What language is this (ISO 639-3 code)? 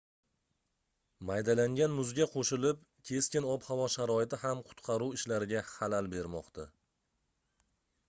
uzb